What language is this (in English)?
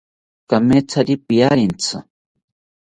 South Ucayali Ashéninka